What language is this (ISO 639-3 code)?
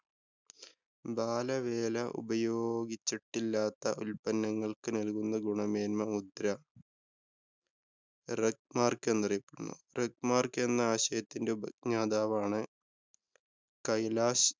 mal